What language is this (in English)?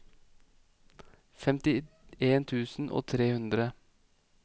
Norwegian